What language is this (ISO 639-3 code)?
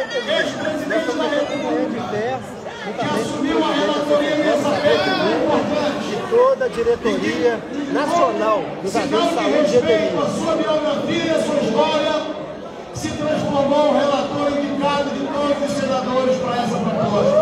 por